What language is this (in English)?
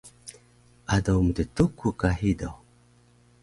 Taroko